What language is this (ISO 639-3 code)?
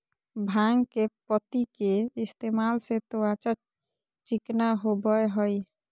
mag